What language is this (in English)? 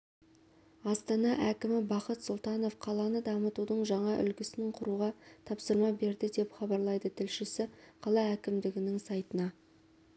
Kazakh